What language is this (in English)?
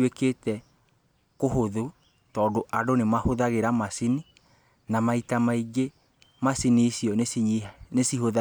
Kikuyu